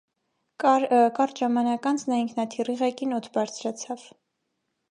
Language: Armenian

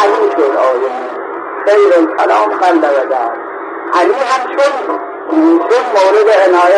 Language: Persian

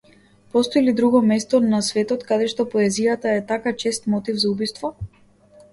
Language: Macedonian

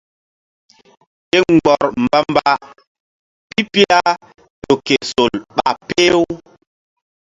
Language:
Mbum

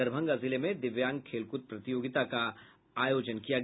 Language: Hindi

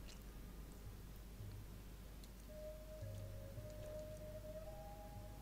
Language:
Japanese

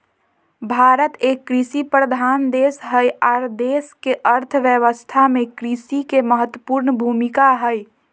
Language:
Magahi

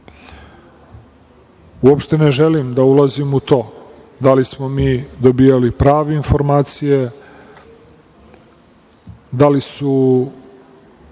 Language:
Serbian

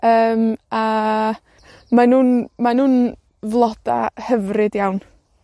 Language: Welsh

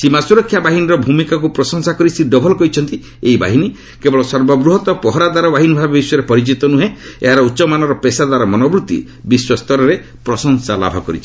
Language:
Odia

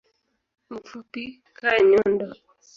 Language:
Swahili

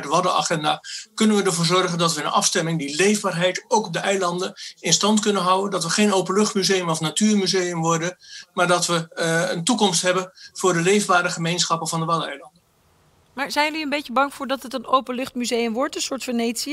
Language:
Dutch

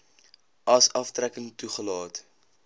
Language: Afrikaans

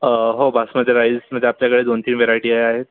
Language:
Marathi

